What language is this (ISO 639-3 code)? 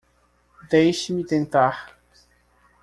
por